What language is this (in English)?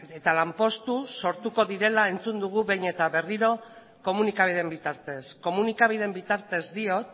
Basque